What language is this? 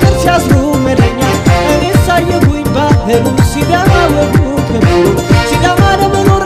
Indonesian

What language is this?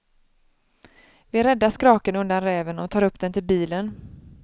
Swedish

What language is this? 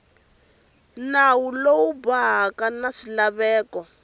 Tsonga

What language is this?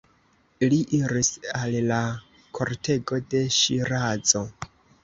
Esperanto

